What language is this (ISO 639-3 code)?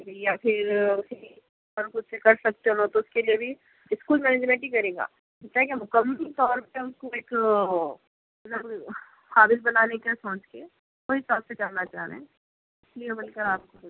urd